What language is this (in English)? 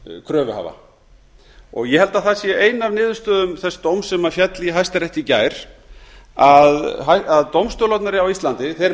Icelandic